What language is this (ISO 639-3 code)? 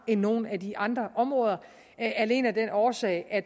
dan